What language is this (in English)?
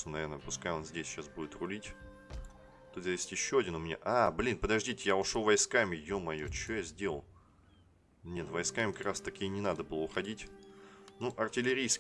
Russian